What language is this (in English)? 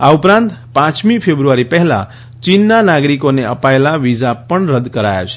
Gujarati